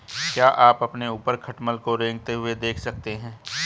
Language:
Hindi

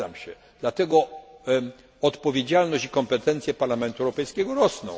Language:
Polish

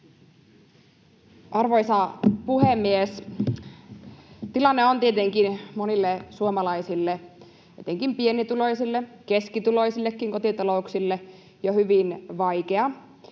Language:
Finnish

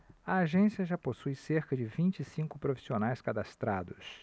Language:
Portuguese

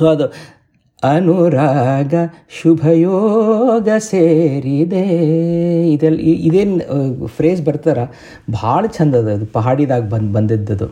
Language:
Kannada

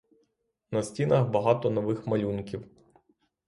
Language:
Ukrainian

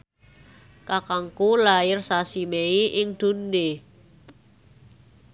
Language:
Javanese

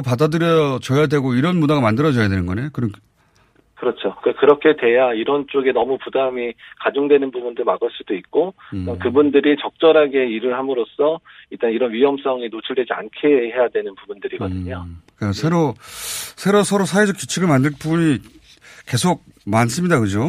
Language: Korean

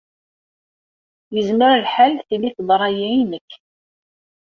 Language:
Kabyle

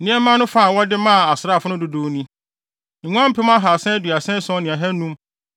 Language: Akan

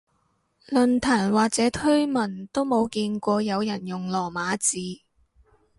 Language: Cantonese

